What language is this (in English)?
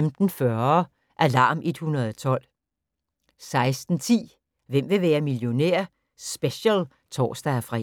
Danish